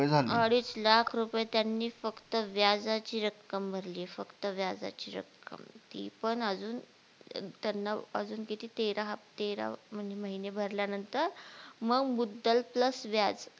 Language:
Marathi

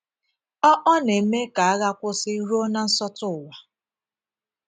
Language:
Igbo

